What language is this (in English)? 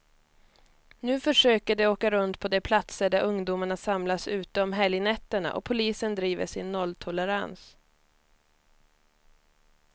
Swedish